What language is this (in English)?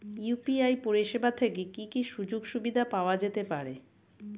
Bangla